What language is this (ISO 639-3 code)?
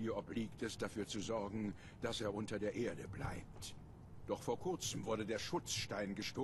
deu